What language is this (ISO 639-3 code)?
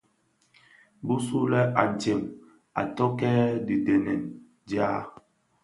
ksf